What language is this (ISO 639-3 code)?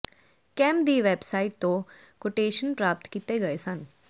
pan